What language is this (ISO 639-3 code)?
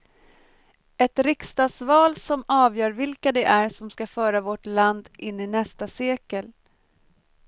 swe